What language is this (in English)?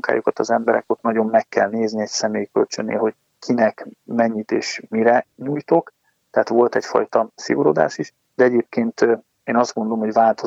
Hungarian